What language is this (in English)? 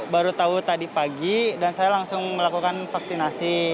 Indonesian